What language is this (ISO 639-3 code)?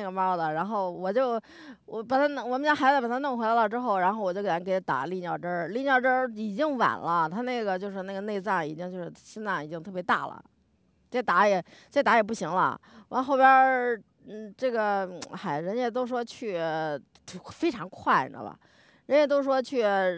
zho